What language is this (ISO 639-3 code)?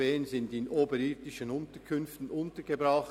gsw